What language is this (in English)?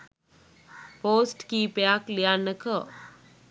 Sinhala